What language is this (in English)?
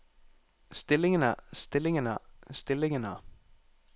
Norwegian